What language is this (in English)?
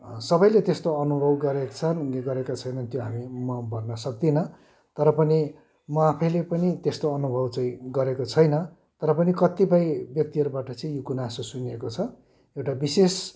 Nepali